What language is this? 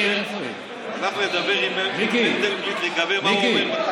Hebrew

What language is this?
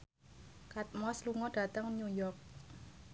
Javanese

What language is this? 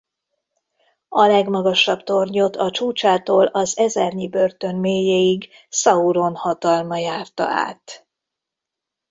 Hungarian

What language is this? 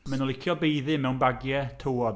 Welsh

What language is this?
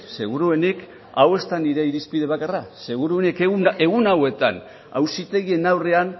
Basque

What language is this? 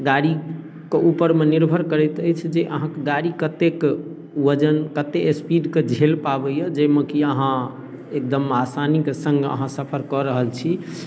Maithili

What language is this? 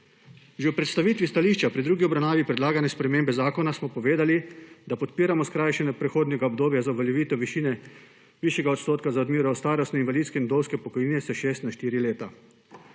Slovenian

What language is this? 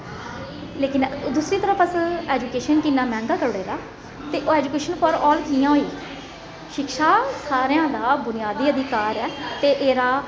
Dogri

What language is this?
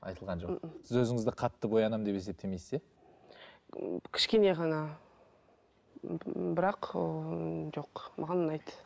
Kazakh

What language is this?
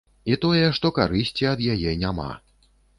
Belarusian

